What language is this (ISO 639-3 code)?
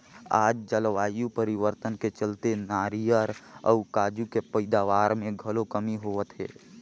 hne